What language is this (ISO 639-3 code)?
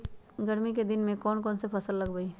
mag